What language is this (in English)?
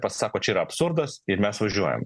Lithuanian